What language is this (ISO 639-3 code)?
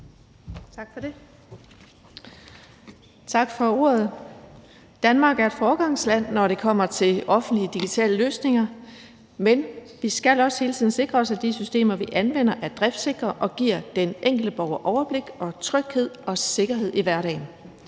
dan